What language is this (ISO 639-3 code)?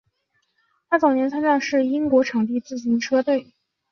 zho